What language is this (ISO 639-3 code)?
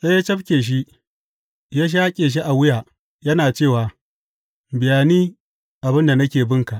hau